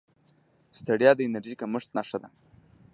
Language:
Pashto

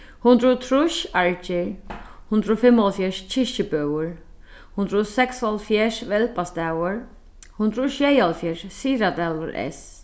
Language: Faroese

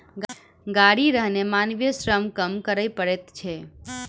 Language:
Maithili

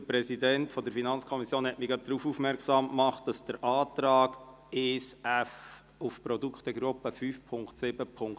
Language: Swiss German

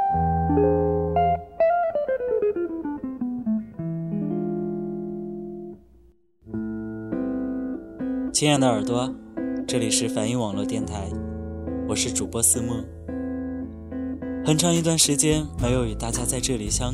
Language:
Chinese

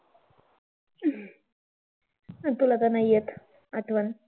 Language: Marathi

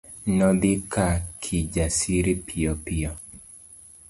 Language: Luo (Kenya and Tanzania)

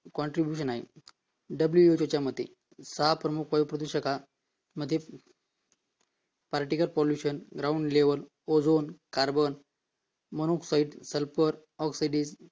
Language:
Marathi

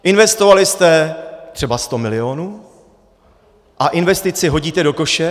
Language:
Czech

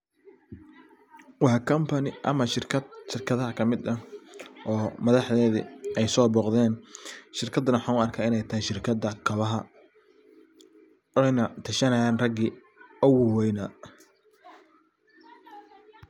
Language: Somali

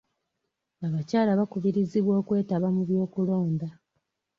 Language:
Ganda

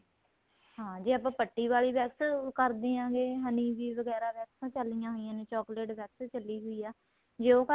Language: Punjabi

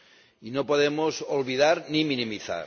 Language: Spanish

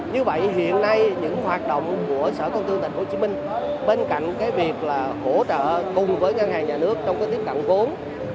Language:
Vietnamese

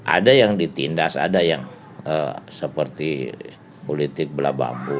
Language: Indonesian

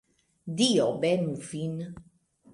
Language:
Esperanto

